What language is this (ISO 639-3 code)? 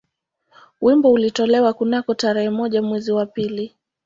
swa